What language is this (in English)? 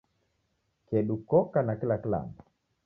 Taita